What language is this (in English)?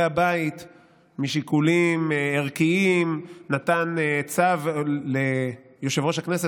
Hebrew